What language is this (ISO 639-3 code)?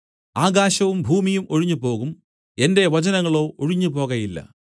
mal